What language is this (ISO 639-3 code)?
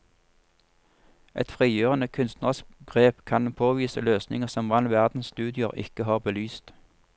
nor